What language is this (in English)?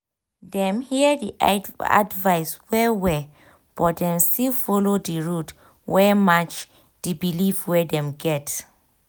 Nigerian Pidgin